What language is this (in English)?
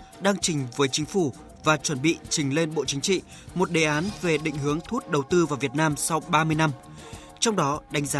Vietnamese